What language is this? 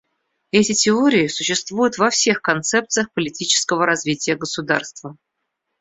Russian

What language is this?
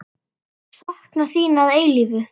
Icelandic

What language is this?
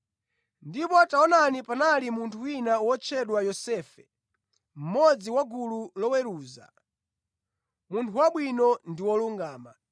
Nyanja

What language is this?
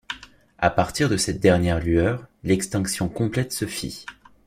French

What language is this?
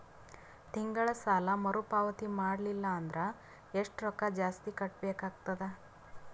Kannada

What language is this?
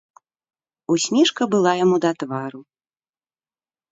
Belarusian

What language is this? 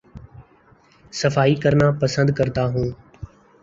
Urdu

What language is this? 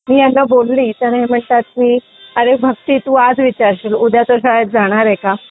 Marathi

